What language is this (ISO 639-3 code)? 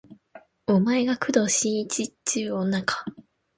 jpn